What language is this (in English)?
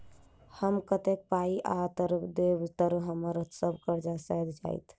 Maithili